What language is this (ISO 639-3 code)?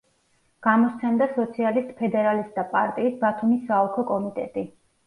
kat